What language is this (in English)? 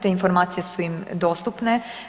Croatian